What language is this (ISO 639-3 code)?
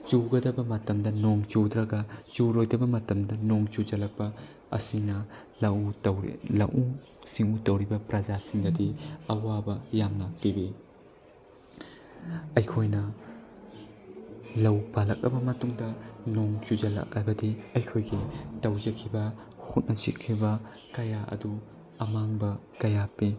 mni